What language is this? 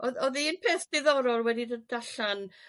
Welsh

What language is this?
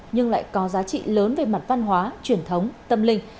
Vietnamese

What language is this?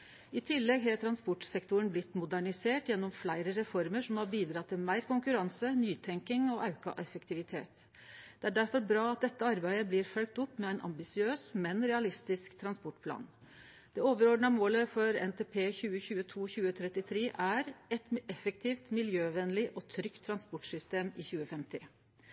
Norwegian Nynorsk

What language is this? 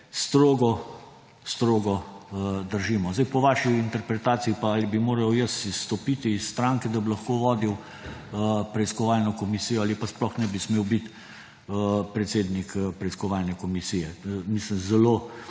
Slovenian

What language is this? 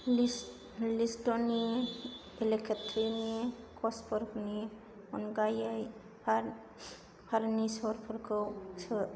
Bodo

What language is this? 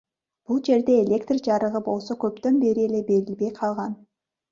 Kyrgyz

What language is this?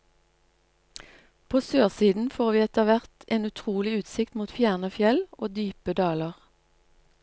Norwegian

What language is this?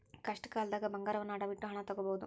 Kannada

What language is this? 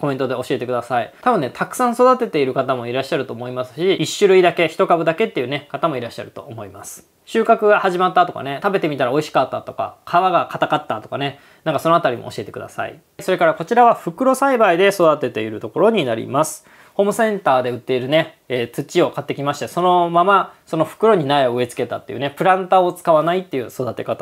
Japanese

